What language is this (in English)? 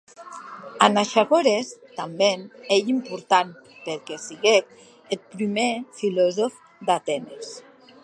Occitan